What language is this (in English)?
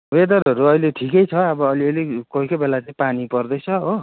Nepali